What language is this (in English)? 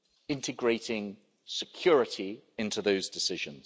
English